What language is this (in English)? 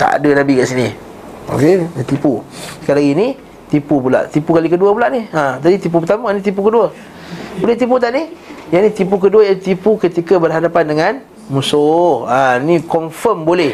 Malay